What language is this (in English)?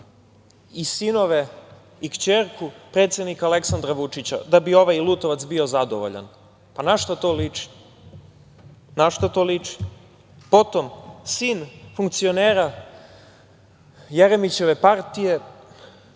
Serbian